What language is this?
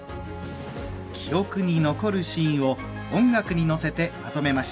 Japanese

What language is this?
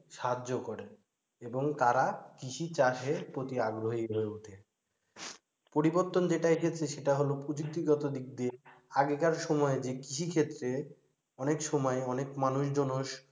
Bangla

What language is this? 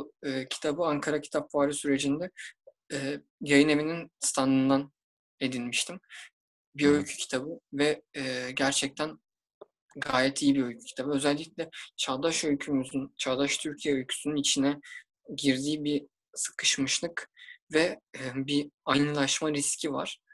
Turkish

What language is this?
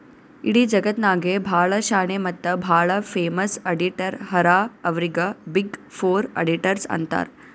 Kannada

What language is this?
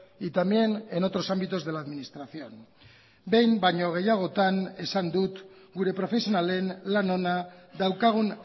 Basque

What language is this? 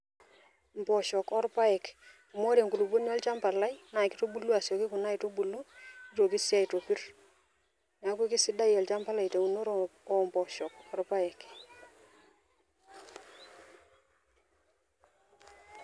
Masai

